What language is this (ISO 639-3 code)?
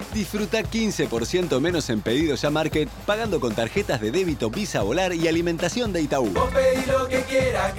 spa